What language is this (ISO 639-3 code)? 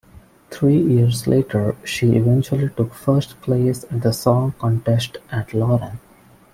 eng